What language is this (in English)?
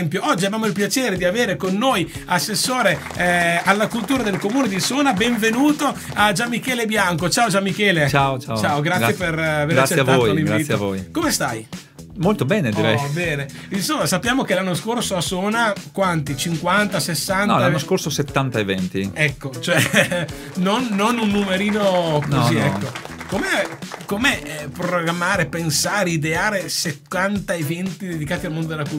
Italian